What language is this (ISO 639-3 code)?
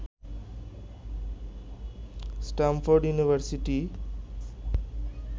ben